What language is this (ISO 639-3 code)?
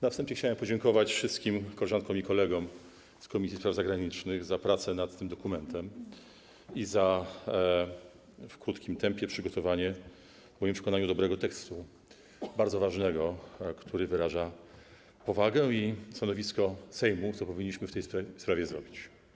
pol